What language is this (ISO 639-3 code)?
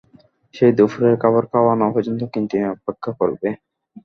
ben